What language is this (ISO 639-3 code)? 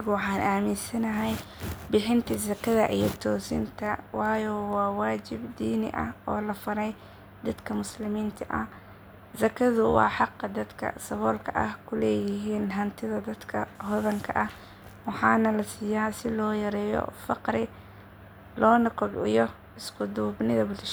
som